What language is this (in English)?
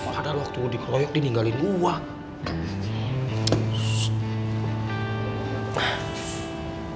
Indonesian